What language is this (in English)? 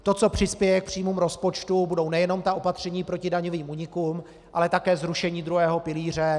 Czech